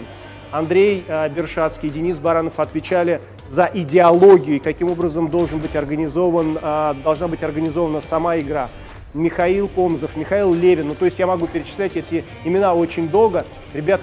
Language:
Russian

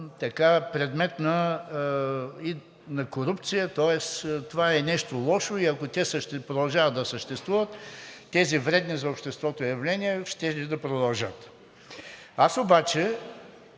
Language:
Bulgarian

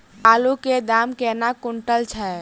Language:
Maithili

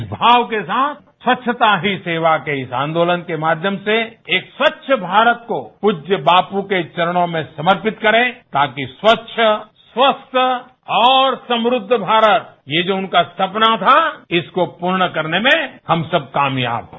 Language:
Hindi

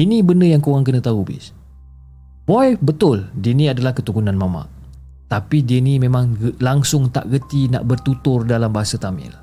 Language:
Malay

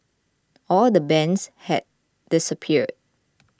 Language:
English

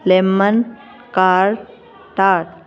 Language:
Punjabi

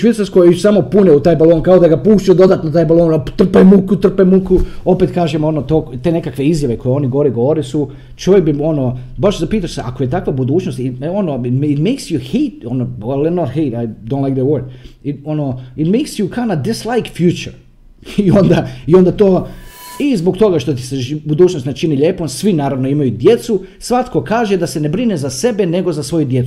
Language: Croatian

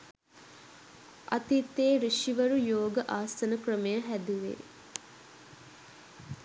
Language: Sinhala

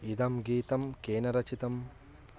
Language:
Sanskrit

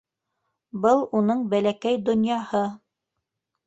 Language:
Bashkir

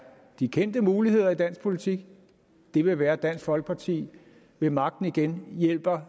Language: Danish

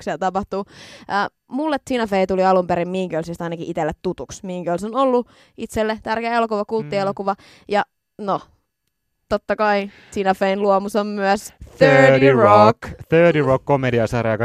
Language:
Finnish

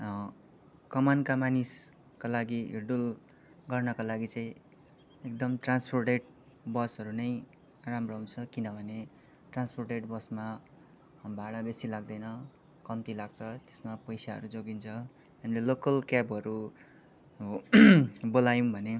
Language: Nepali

